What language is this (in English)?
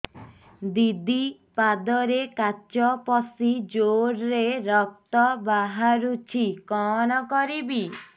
Odia